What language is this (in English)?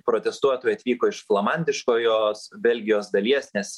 Lithuanian